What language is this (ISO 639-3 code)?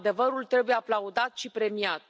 ron